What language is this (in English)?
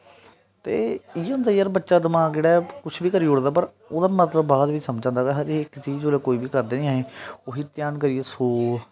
Dogri